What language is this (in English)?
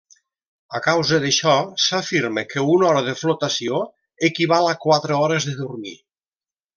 Catalan